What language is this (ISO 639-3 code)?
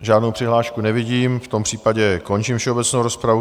ces